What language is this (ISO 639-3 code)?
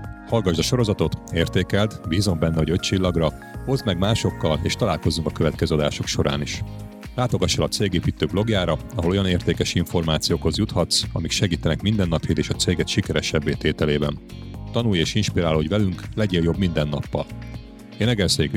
hun